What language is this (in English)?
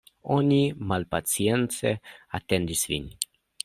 Esperanto